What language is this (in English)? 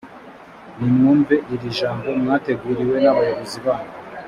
Kinyarwanda